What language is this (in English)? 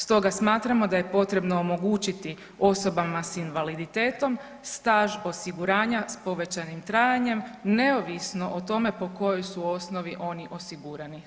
Croatian